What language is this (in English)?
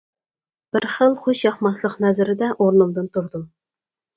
Uyghur